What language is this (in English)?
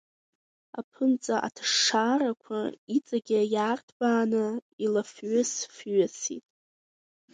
Abkhazian